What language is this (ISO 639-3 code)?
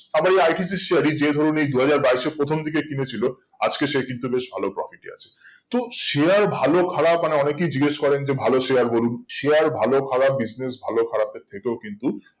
ben